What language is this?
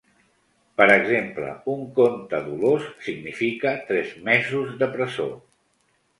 Catalan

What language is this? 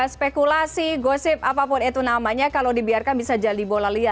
Indonesian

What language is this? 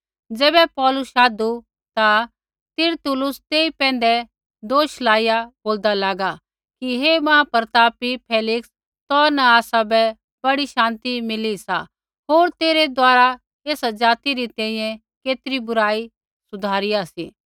Kullu Pahari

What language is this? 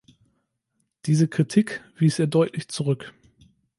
German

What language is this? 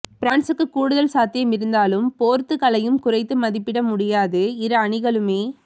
Tamil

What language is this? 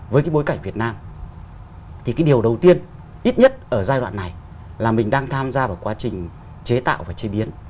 Vietnamese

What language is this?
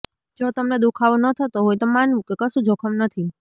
Gujarati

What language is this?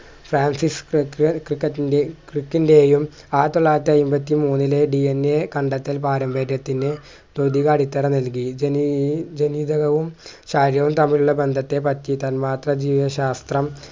Malayalam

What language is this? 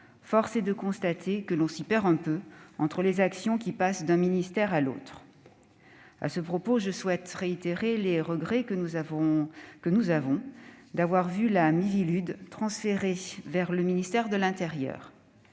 French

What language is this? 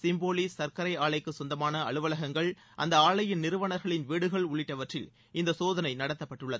Tamil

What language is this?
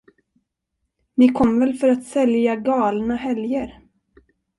Swedish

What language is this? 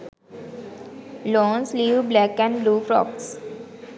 Sinhala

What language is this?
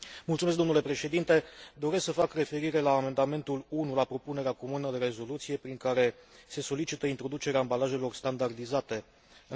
Romanian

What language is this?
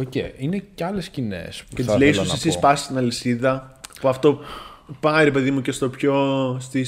Greek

